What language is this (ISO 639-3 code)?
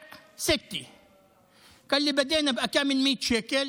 heb